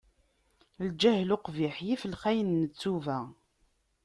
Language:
Kabyle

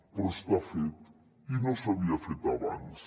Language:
Catalan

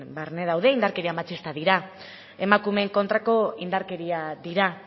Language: Basque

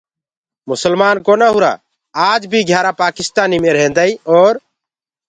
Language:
Gurgula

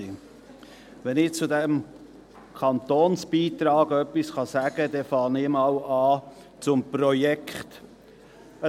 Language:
Swiss German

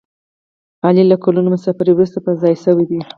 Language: Pashto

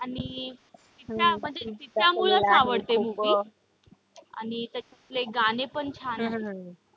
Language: Marathi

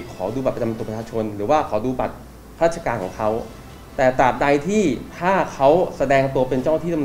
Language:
Thai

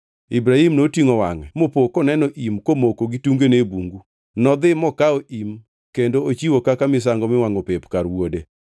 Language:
Luo (Kenya and Tanzania)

